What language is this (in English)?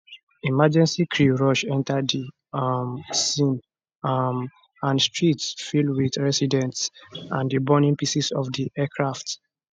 Nigerian Pidgin